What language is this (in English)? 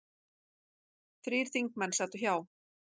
Icelandic